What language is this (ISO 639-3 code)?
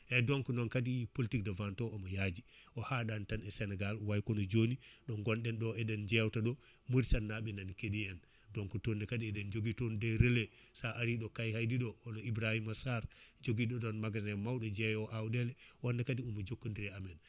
ful